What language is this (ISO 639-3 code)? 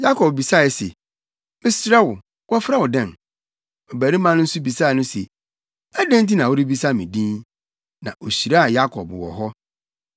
aka